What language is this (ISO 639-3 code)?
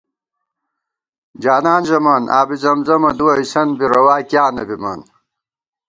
gwt